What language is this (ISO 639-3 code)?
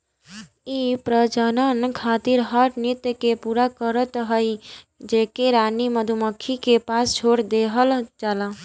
bho